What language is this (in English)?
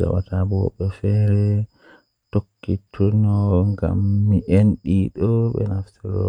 Western Niger Fulfulde